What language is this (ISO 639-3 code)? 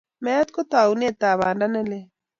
kln